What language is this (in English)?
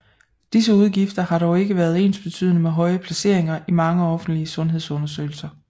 Danish